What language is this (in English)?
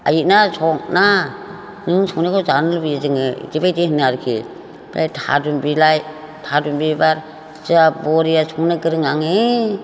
Bodo